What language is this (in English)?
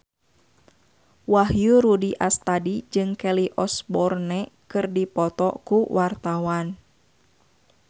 Sundanese